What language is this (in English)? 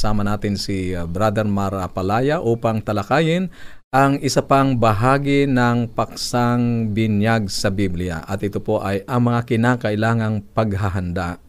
Filipino